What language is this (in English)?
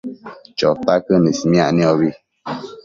Matsés